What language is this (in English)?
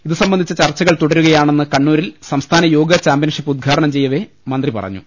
Malayalam